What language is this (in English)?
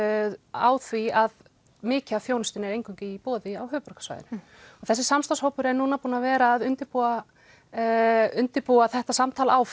Icelandic